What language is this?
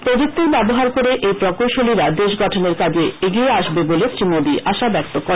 Bangla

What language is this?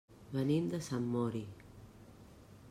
Catalan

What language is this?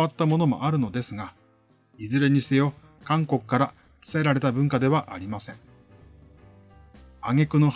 Japanese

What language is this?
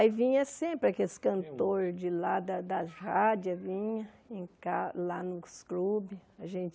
Portuguese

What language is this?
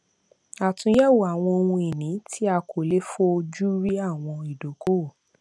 Yoruba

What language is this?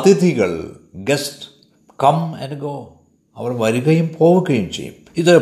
Malayalam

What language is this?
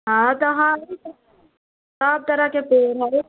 Maithili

